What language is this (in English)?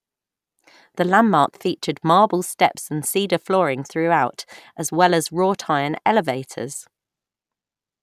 English